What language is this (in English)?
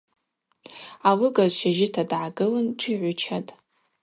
Abaza